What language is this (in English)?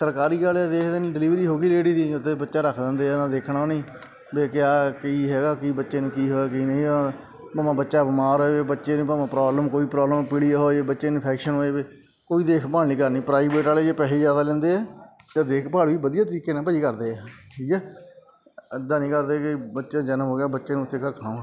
Punjabi